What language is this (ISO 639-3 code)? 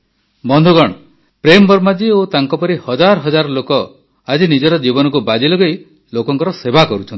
ori